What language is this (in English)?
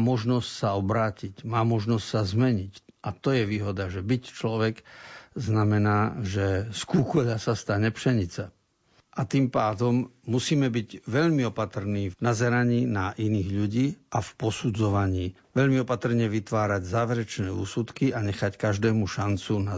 Slovak